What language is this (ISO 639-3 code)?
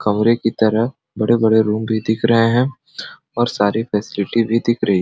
sck